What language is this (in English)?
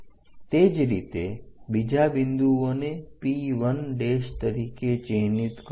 Gujarati